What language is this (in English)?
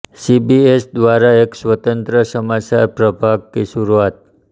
Hindi